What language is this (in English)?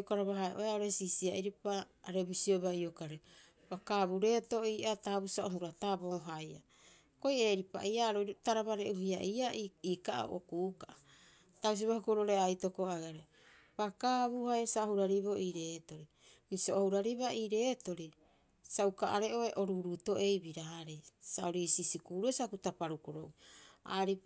Rapoisi